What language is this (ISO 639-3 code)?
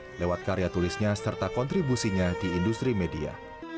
ind